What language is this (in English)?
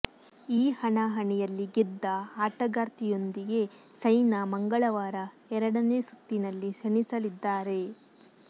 Kannada